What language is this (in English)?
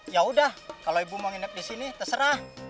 Indonesian